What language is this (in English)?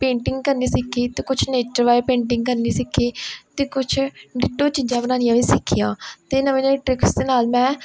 Punjabi